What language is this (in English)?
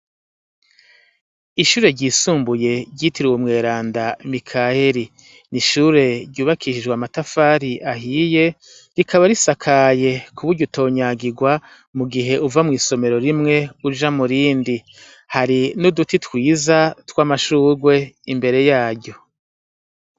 Rundi